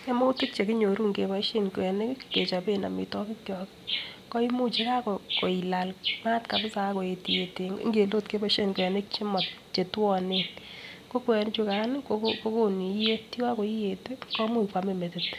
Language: Kalenjin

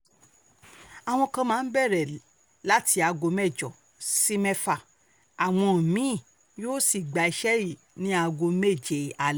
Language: Yoruba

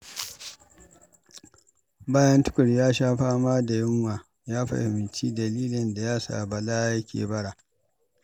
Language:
Hausa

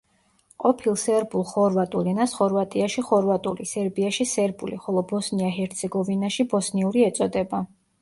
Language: Georgian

